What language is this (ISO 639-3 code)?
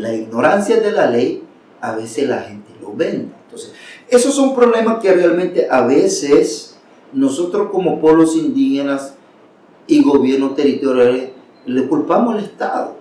spa